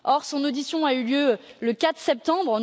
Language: French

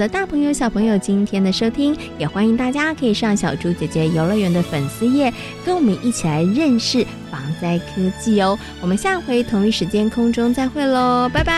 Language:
Chinese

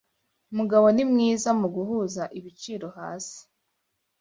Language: Kinyarwanda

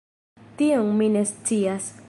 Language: Esperanto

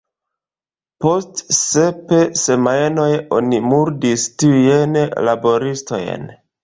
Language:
Esperanto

